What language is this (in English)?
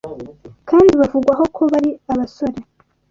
Kinyarwanda